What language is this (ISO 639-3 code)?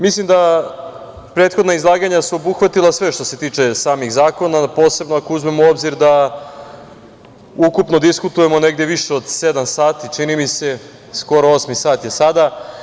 srp